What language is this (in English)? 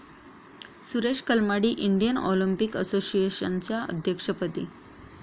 Marathi